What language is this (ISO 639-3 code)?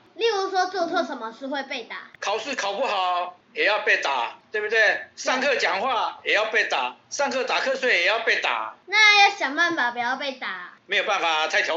zho